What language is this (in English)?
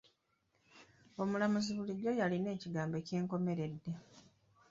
Ganda